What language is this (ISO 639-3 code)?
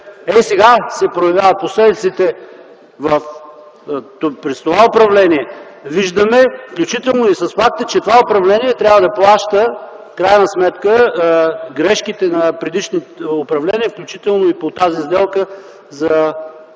bul